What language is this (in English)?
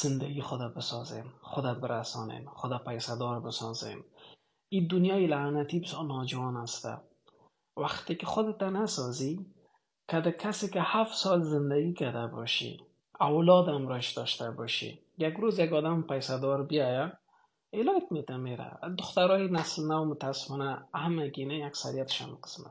Persian